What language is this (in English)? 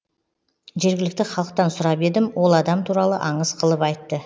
Kazakh